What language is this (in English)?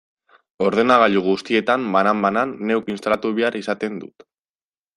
Basque